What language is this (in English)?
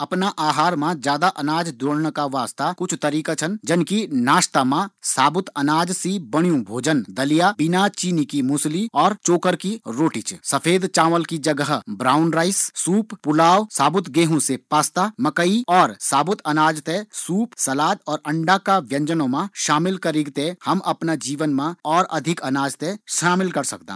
Garhwali